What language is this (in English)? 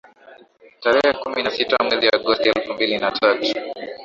Swahili